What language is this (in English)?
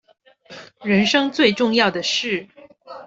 Chinese